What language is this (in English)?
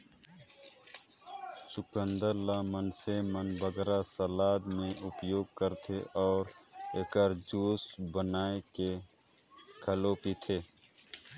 Chhattisgarhi